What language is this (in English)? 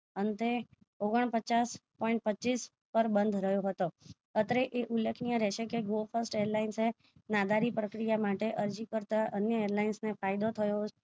Gujarati